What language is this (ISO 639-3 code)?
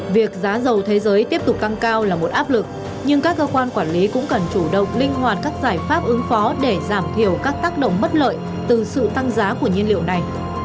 vie